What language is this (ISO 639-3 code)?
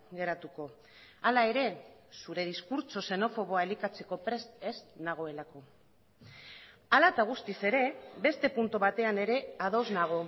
eus